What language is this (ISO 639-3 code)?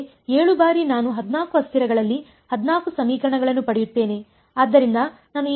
kan